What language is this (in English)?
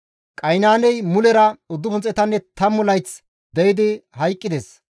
Gamo